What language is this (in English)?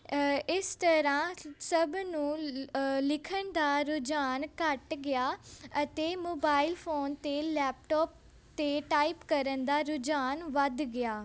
Punjabi